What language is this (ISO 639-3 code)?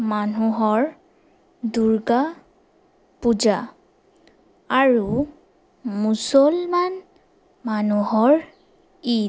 asm